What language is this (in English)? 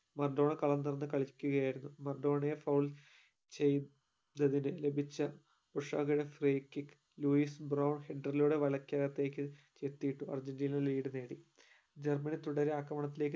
Malayalam